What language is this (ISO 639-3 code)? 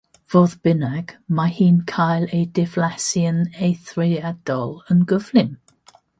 cym